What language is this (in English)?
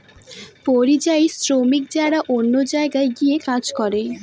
Bangla